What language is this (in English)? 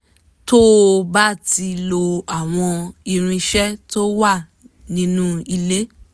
Yoruba